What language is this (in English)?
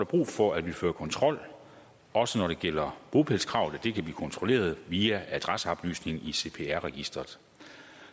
Danish